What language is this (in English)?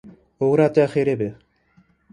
Kurdish